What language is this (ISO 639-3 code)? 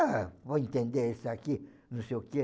por